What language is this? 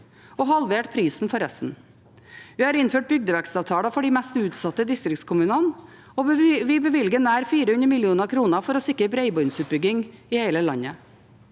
Norwegian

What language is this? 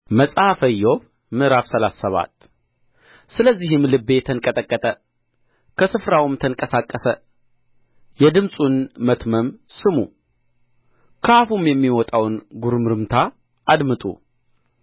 Amharic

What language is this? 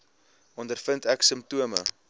Afrikaans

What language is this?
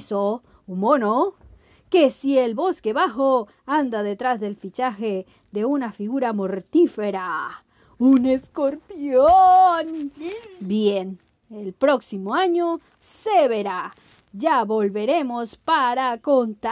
Spanish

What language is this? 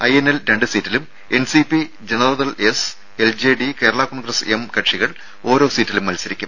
Malayalam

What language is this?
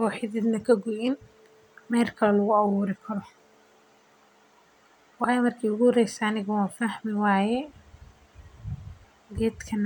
Somali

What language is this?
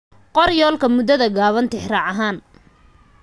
Somali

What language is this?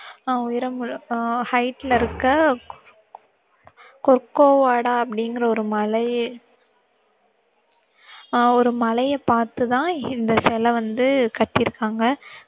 Tamil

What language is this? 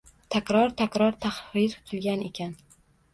Uzbek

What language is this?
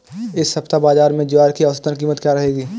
Hindi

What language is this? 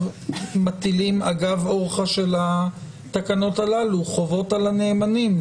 Hebrew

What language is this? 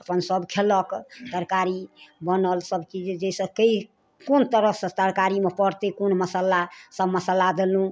Maithili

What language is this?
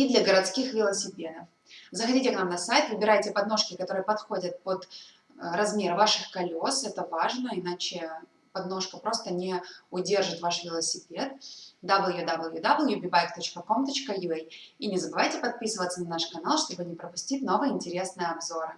Russian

